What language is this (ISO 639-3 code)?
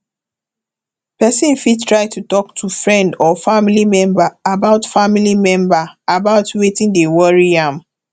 pcm